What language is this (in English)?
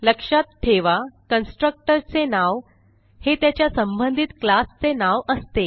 Marathi